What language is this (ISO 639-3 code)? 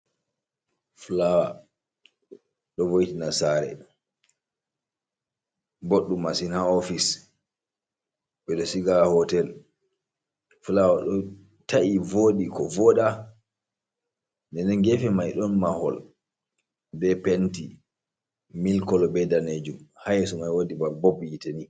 ful